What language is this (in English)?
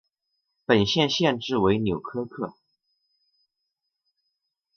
Chinese